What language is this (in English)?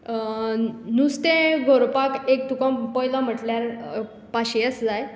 Konkani